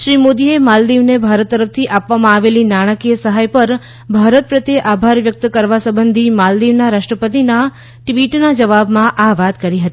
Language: Gujarati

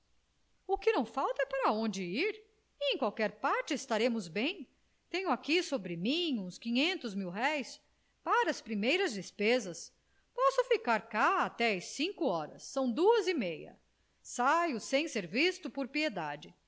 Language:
Portuguese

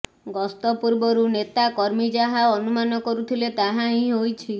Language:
Odia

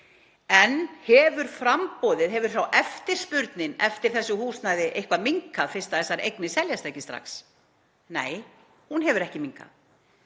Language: Icelandic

